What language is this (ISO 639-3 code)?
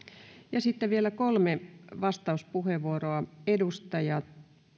fin